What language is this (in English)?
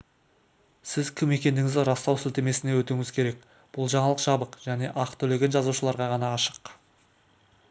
Kazakh